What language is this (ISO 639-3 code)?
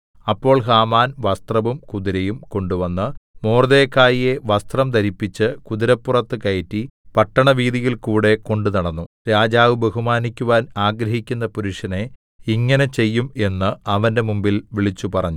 mal